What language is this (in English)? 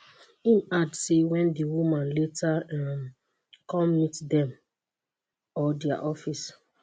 Nigerian Pidgin